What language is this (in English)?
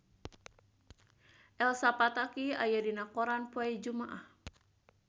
Sundanese